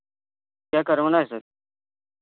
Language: Hindi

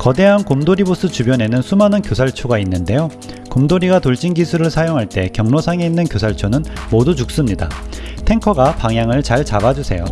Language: Korean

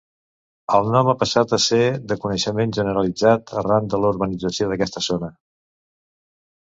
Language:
Catalan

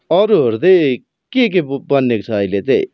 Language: Nepali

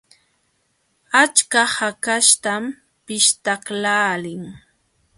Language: Jauja Wanca Quechua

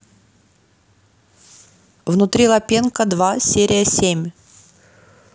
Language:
Russian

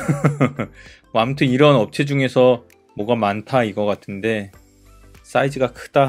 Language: Korean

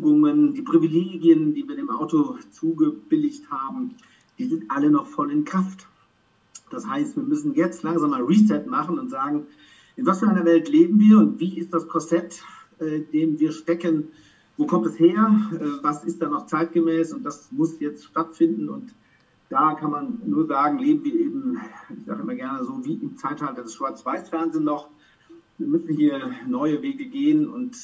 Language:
German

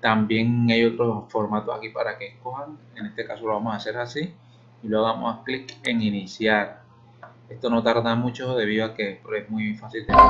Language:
Spanish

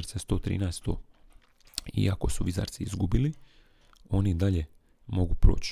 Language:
Croatian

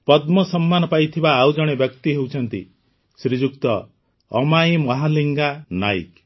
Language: Odia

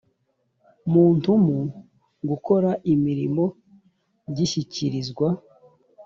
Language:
Kinyarwanda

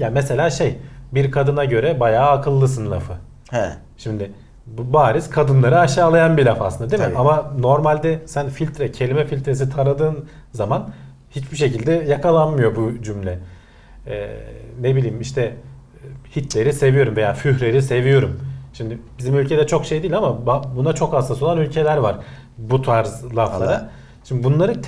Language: Turkish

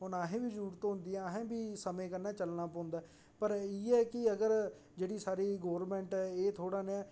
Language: Dogri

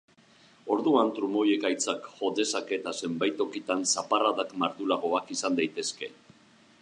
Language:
Basque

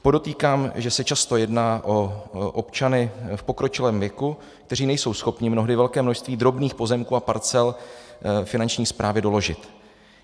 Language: Czech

